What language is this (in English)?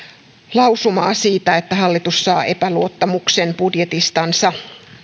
Finnish